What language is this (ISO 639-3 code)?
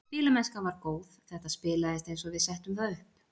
isl